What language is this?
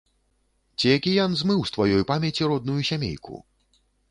Belarusian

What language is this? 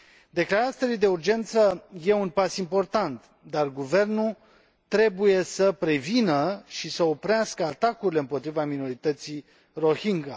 Romanian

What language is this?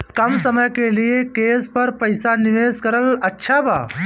Bhojpuri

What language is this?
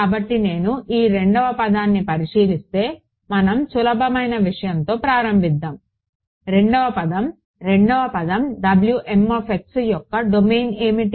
Telugu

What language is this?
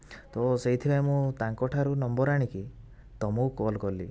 Odia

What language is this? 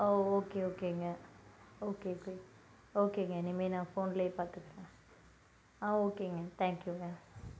Tamil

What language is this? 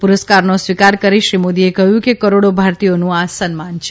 Gujarati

